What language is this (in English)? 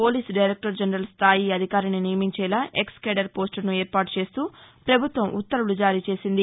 Telugu